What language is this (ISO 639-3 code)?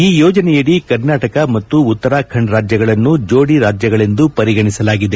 kan